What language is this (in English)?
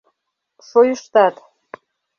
Mari